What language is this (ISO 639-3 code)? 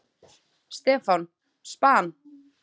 isl